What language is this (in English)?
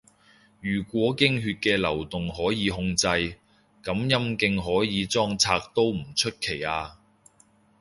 Cantonese